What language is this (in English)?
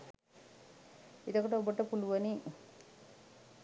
Sinhala